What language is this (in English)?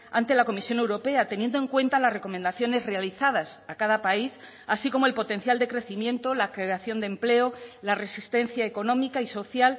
Spanish